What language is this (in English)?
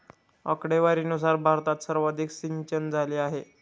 Marathi